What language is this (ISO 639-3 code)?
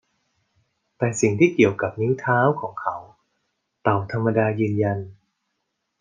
tha